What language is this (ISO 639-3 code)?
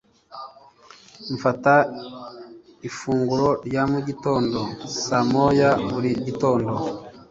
kin